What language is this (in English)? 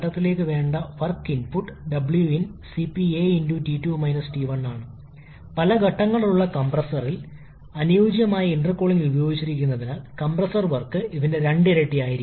Malayalam